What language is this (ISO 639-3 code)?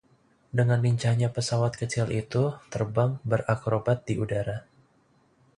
ind